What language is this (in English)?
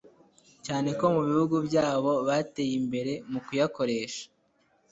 Kinyarwanda